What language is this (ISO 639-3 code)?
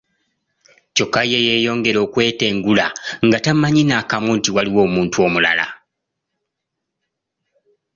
lug